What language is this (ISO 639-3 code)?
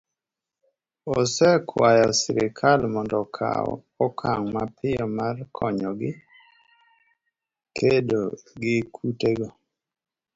luo